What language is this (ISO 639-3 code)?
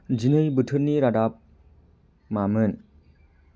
brx